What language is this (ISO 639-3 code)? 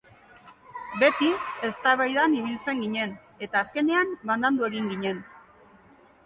eus